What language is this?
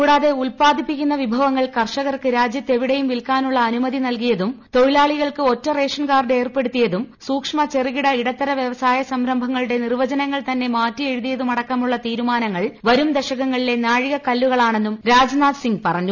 Malayalam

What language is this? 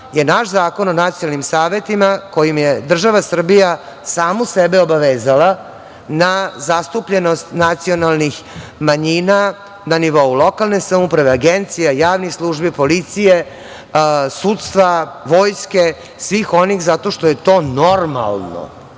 Serbian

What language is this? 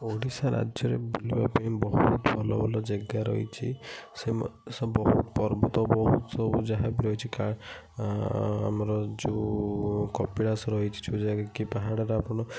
Odia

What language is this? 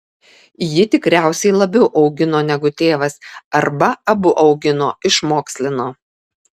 Lithuanian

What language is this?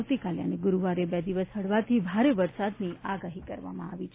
Gujarati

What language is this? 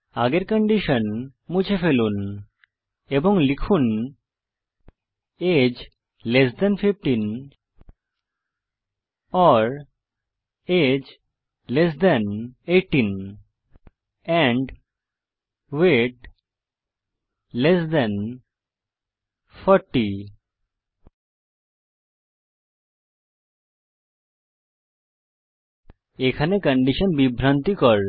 Bangla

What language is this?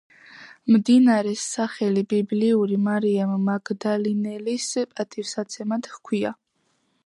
Georgian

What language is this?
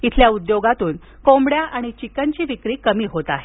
Marathi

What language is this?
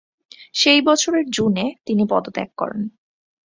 Bangla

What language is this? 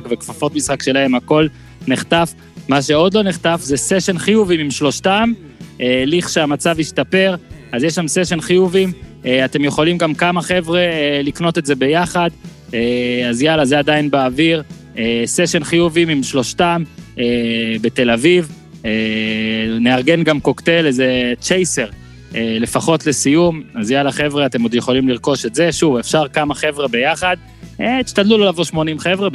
Hebrew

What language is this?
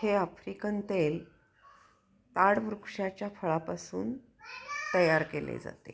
Marathi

